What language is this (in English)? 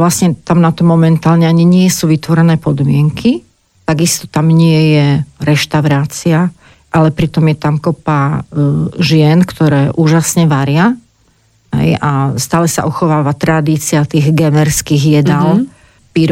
Slovak